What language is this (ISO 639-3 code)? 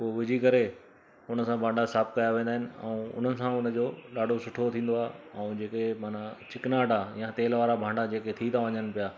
snd